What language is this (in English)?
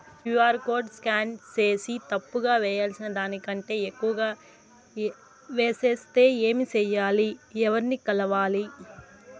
Telugu